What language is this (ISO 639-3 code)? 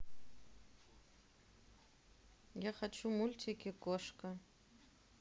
rus